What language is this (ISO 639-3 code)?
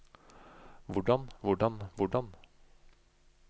nor